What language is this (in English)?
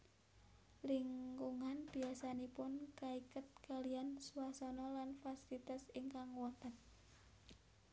Javanese